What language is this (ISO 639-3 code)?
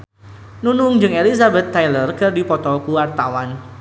sun